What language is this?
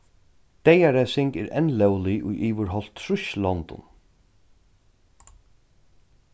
Faroese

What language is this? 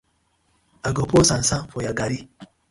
Nigerian Pidgin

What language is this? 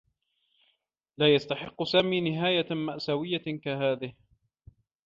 Arabic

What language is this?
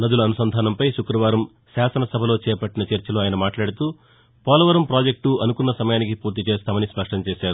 Telugu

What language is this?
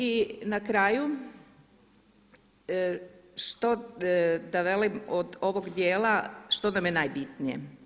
Croatian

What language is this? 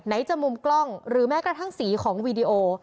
Thai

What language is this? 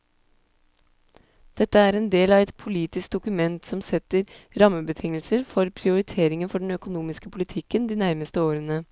Norwegian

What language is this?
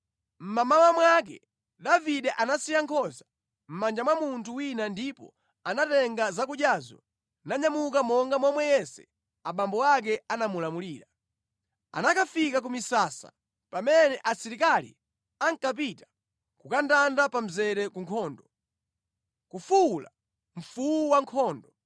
Nyanja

